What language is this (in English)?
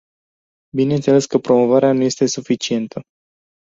Romanian